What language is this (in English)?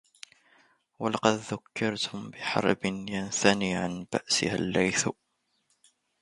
Arabic